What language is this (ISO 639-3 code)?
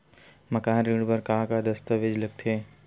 hne